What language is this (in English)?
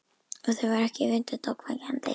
Icelandic